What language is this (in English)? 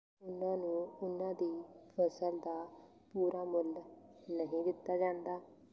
Punjabi